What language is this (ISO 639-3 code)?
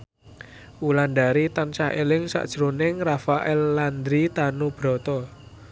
jav